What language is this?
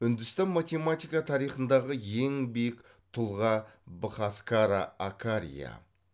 Kazakh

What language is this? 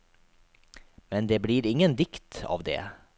Norwegian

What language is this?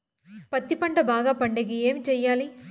Telugu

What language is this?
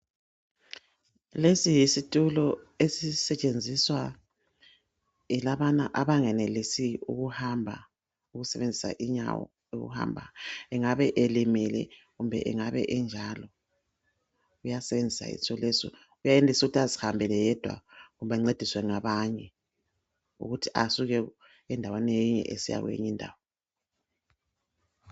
North Ndebele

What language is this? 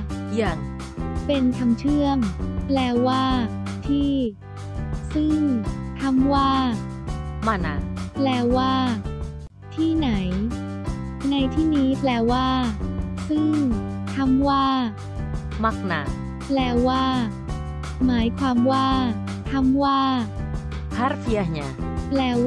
Thai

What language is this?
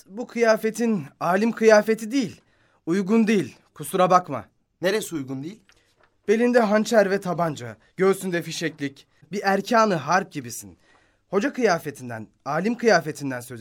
Turkish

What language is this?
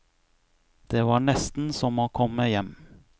Norwegian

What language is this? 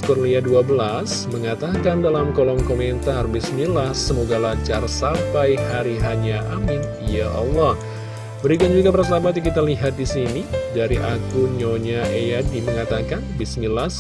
Indonesian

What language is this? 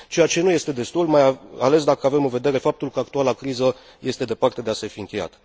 Romanian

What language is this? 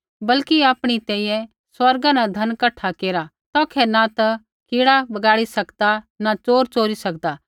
Kullu Pahari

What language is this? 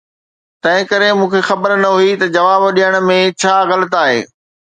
Sindhi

